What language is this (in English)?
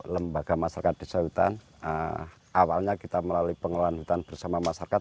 Indonesian